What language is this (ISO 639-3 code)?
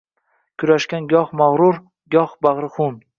uzb